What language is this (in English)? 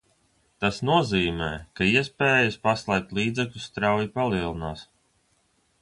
Latvian